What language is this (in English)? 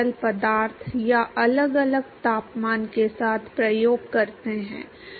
Hindi